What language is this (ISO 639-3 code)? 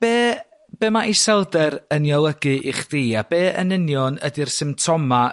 cym